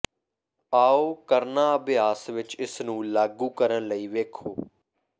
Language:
Punjabi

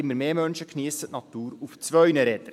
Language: Swiss German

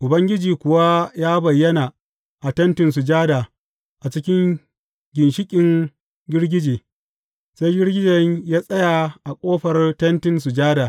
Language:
Hausa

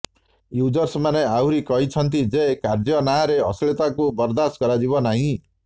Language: Odia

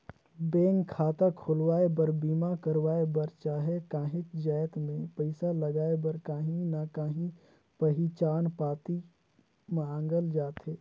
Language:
Chhattisgarhi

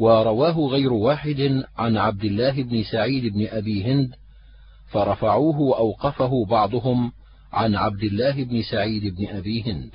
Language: Arabic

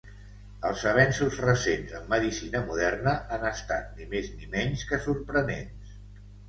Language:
Catalan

